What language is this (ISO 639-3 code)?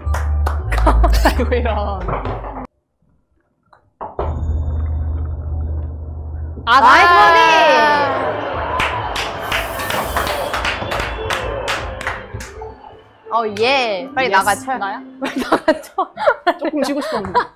kor